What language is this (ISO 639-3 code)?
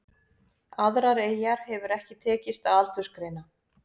isl